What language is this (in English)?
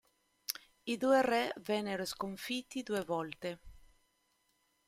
Italian